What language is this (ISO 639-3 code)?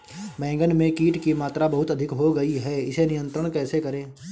hin